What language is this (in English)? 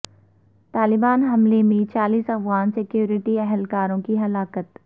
Urdu